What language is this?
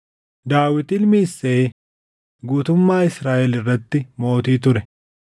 Oromo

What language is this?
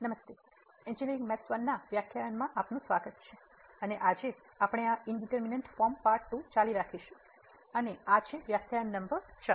Gujarati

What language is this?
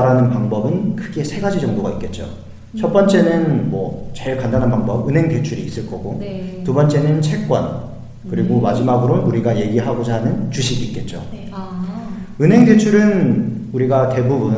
Korean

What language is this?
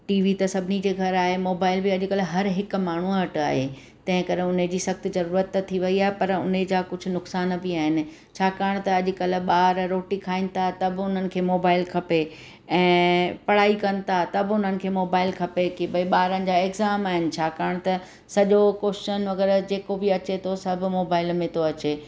Sindhi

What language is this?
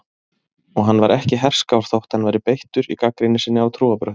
Icelandic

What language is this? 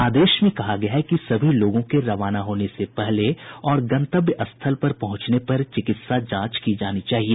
Hindi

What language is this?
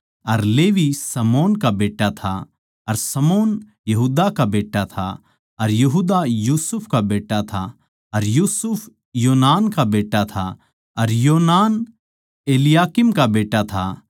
Haryanvi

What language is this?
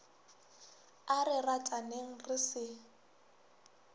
Northern Sotho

